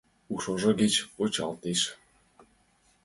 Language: Mari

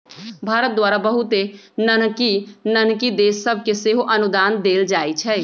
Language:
Magahi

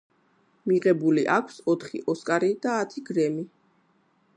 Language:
Georgian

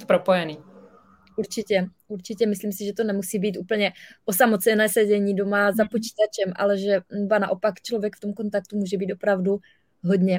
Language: Czech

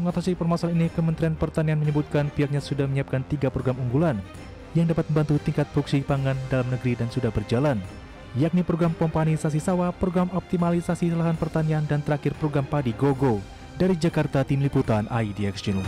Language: Indonesian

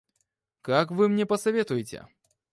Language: Russian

